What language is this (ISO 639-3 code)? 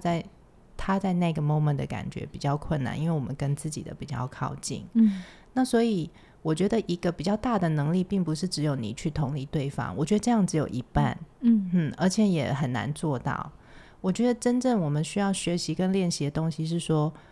zho